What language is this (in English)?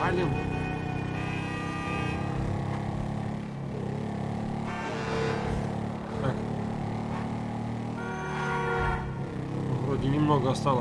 Russian